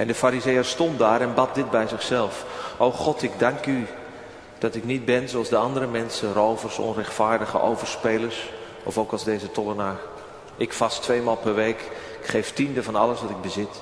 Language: Dutch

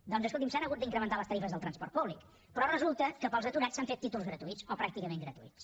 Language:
Catalan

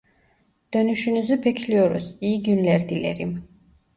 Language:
Turkish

